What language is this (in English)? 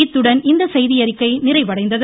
Tamil